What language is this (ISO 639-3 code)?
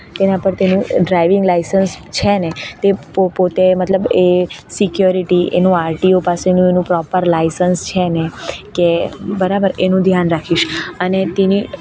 guj